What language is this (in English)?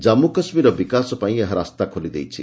Odia